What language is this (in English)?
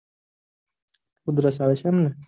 Gujarati